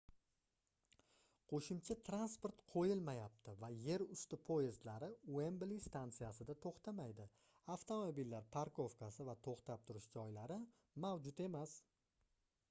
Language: Uzbek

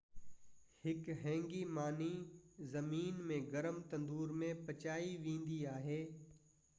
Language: Sindhi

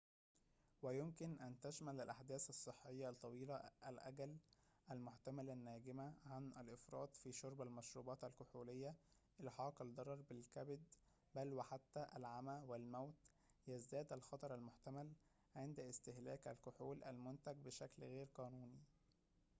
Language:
Arabic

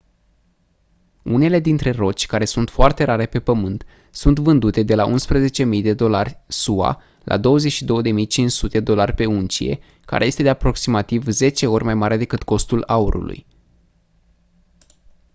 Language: Romanian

